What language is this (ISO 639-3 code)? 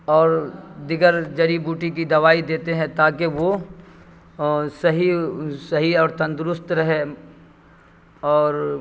urd